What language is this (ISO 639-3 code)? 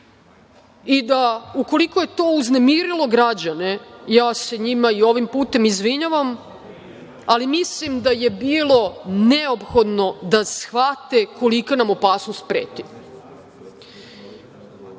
srp